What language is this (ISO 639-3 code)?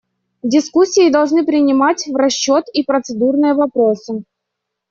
rus